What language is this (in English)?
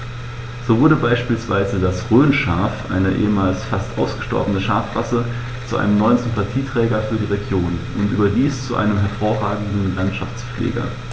German